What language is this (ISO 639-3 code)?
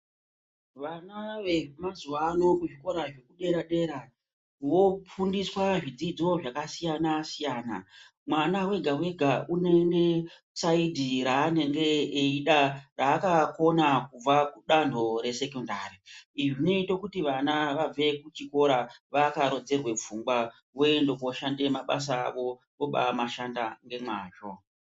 ndc